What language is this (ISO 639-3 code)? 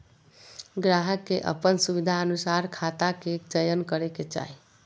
mag